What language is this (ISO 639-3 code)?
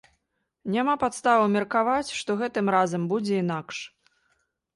bel